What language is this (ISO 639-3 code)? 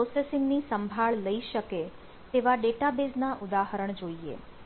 guj